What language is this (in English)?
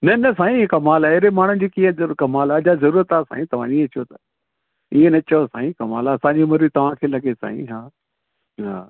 Sindhi